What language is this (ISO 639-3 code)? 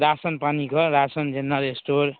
mai